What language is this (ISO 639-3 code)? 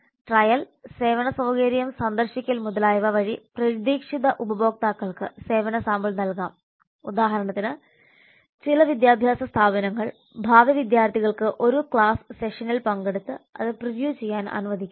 mal